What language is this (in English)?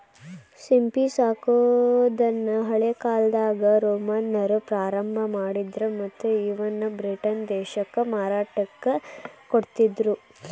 Kannada